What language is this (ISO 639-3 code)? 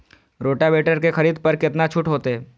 mai